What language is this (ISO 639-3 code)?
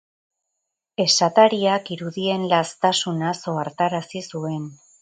eus